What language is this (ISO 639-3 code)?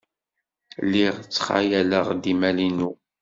kab